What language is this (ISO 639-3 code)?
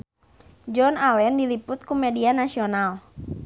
sun